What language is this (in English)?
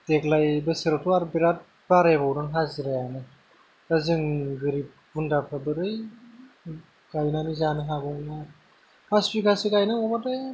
Bodo